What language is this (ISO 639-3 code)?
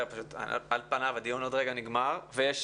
heb